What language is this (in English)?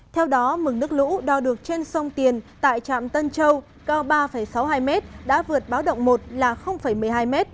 Vietnamese